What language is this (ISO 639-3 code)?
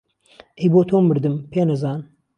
ckb